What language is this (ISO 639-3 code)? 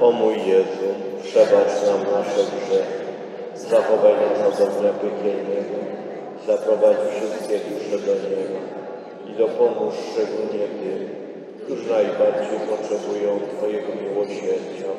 pol